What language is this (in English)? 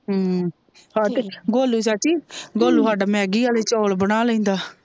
Punjabi